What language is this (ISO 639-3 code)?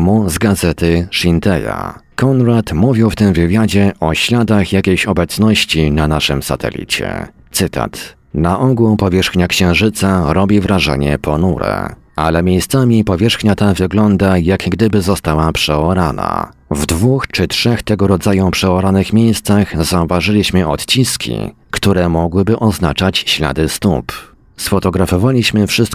pol